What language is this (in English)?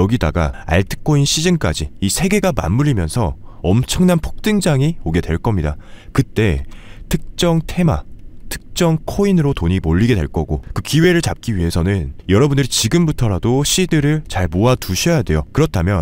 Korean